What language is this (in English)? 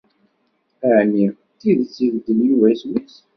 Kabyle